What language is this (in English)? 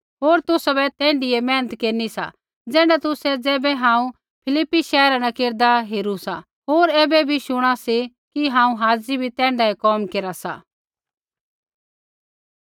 Kullu Pahari